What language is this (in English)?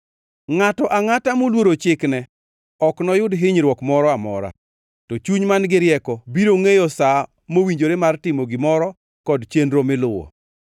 Luo (Kenya and Tanzania)